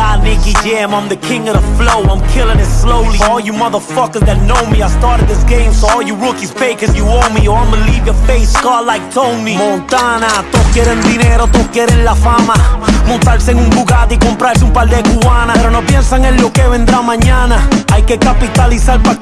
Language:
Spanish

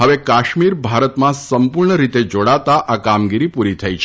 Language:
Gujarati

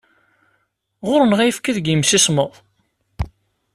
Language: Kabyle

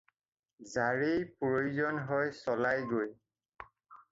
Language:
Assamese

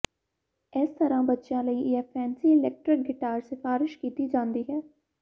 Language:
Punjabi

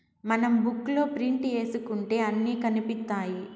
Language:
Telugu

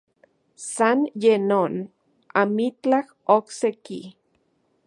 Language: Central Puebla Nahuatl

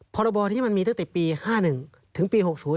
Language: Thai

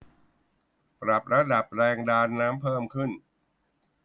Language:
Thai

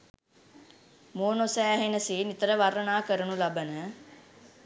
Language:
Sinhala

